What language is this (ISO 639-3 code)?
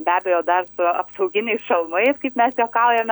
lit